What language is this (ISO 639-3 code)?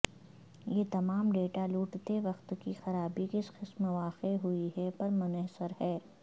urd